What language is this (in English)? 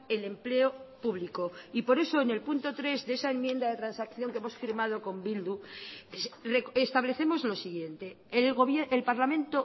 Spanish